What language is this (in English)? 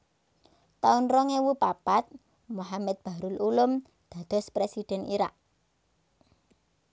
Javanese